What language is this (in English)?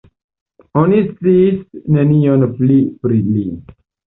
Esperanto